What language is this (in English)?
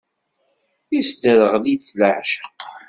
Kabyle